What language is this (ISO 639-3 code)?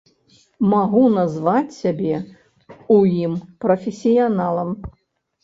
bel